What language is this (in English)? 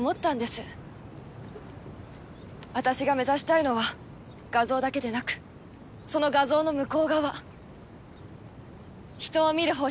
Japanese